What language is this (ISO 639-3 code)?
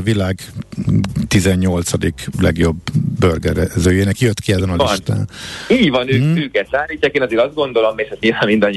hun